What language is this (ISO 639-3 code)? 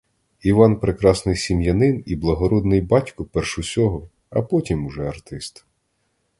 ukr